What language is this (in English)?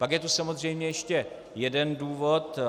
Czech